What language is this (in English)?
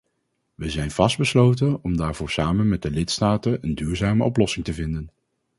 Dutch